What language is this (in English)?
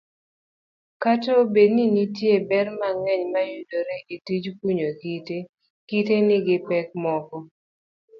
Luo (Kenya and Tanzania)